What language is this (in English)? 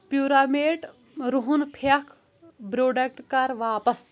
Kashmiri